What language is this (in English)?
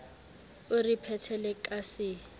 Southern Sotho